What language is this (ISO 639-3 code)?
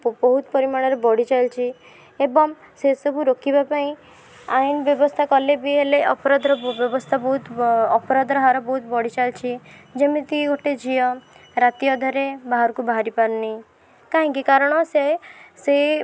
ori